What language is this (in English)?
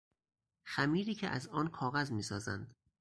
Persian